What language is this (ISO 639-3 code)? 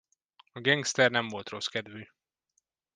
hun